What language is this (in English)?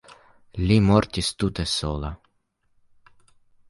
Esperanto